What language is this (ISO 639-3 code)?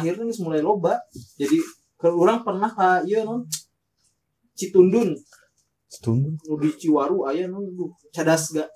ind